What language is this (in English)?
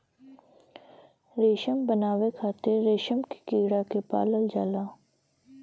Bhojpuri